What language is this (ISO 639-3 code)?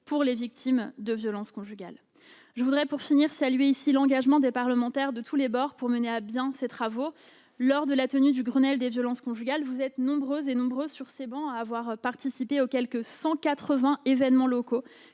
fra